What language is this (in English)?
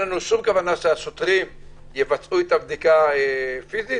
Hebrew